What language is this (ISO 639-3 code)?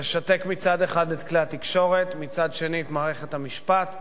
heb